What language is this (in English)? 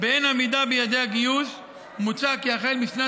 Hebrew